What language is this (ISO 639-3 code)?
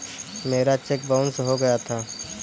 hin